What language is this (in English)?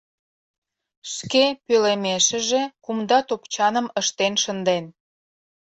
Mari